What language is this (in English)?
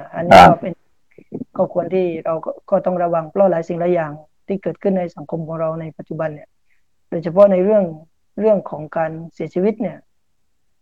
Thai